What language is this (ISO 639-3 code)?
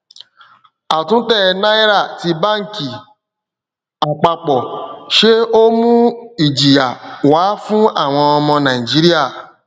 yor